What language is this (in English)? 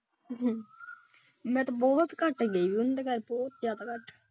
Punjabi